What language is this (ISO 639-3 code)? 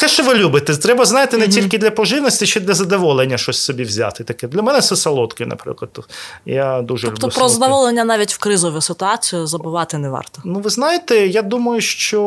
ukr